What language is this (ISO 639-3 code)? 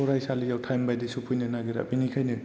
brx